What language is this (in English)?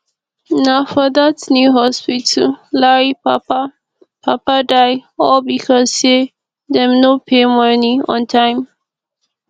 Nigerian Pidgin